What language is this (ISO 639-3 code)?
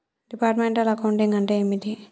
tel